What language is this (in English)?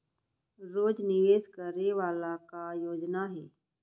Chhattisgarhi